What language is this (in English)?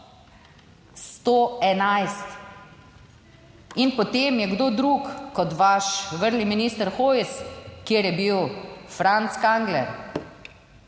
Slovenian